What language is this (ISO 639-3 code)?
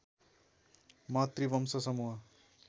nep